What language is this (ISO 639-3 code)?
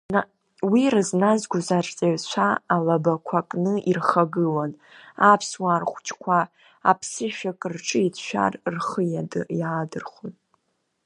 abk